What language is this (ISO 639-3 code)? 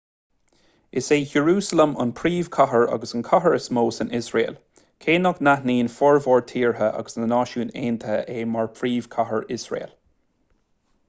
gle